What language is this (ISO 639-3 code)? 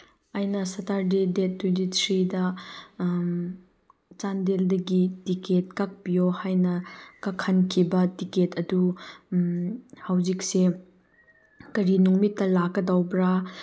mni